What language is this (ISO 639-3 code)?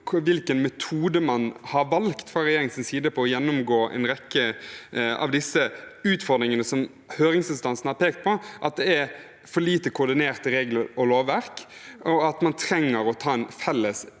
nor